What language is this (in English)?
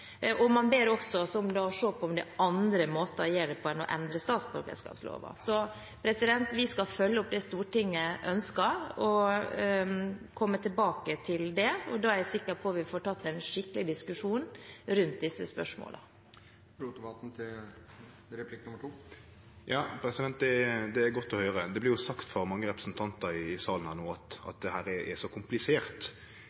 Norwegian